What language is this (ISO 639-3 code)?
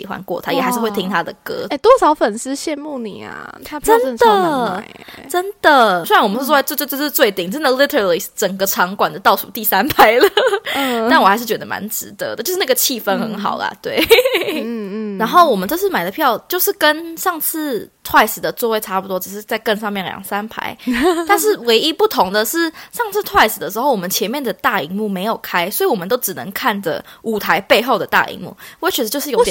zho